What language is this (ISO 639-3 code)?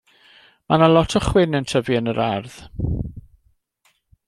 cym